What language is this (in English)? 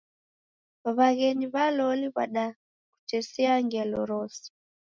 Taita